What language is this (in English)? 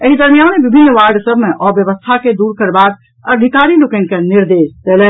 Maithili